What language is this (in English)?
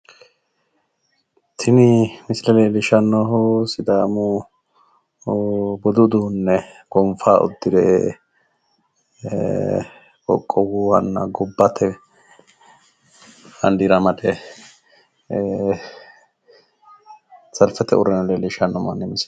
Sidamo